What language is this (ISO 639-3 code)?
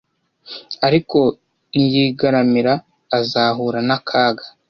kin